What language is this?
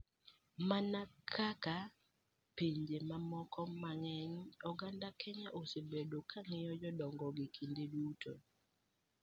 Luo (Kenya and Tanzania)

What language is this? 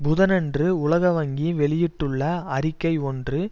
Tamil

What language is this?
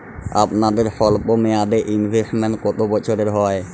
Bangla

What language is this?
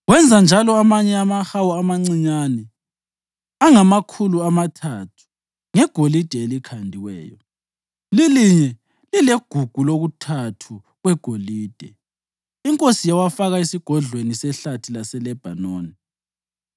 North Ndebele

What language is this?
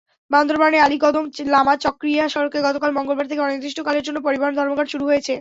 Bangla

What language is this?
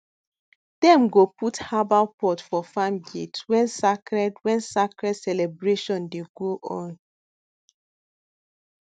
Nigerian Pidgin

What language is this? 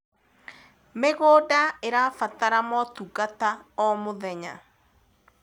Kikuyu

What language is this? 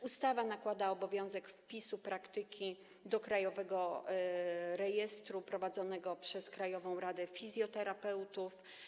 Polish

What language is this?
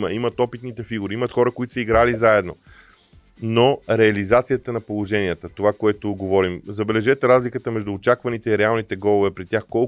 Bulgarian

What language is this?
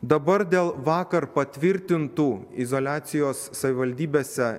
Lithuanian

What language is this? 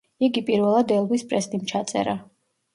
Georgian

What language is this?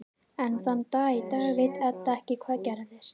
Icelandic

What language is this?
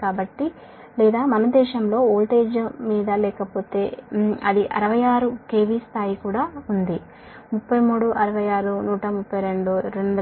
Telugu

